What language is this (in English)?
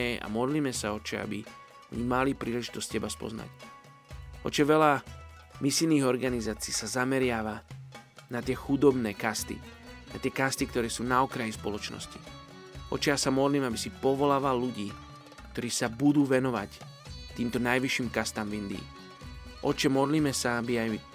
Slovak